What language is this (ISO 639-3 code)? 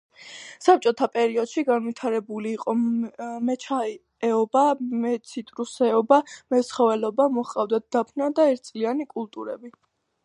kat